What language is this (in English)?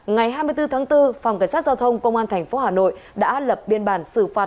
Vietnamese